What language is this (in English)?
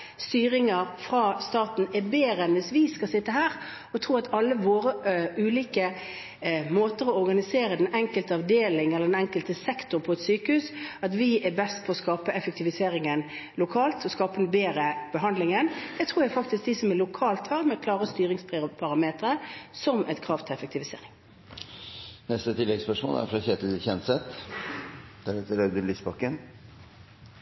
Norwegian